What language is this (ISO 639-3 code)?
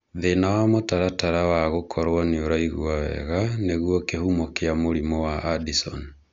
kik